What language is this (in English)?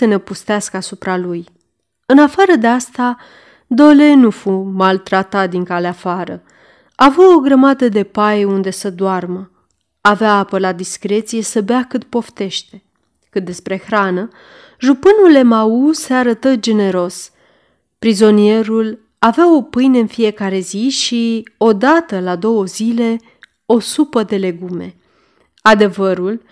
Romanian